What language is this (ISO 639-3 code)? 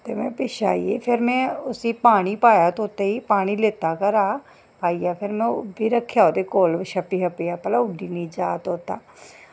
doi